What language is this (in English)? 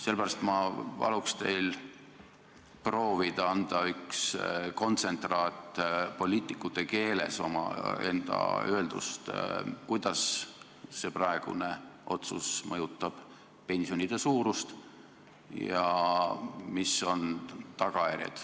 Estonian